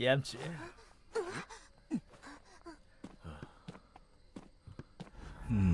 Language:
Korean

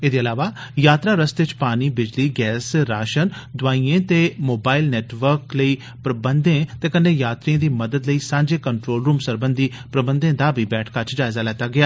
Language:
Dogri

